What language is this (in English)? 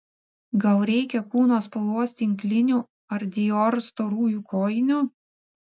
Lithuanian